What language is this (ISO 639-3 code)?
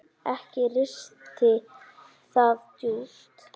isl